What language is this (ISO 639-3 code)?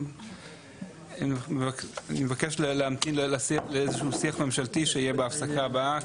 heb